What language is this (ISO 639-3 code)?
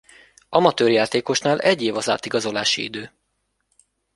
hun